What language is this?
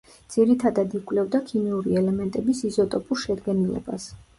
Georgian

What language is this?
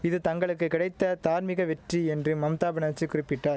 Tamil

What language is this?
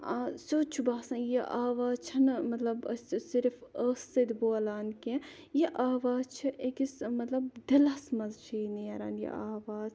Kashmiri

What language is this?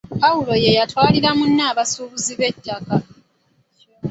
Ganda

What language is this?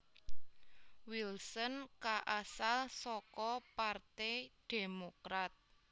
Javanese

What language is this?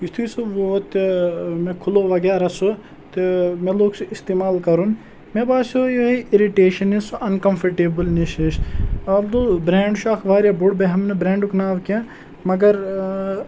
Kashmiri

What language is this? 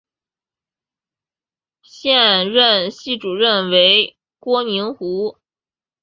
Chinese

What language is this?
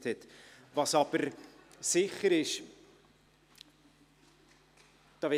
Swiss German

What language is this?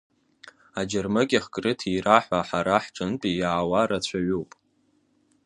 Abkhazian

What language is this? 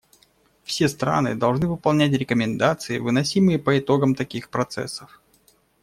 Russian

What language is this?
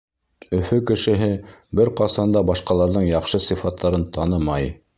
Bashkir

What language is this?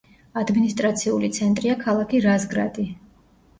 Georgian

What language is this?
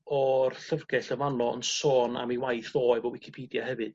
Welsh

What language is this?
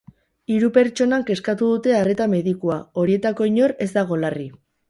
Basque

